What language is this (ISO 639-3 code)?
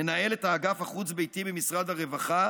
heb